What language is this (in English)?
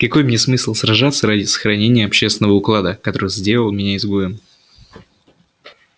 Russian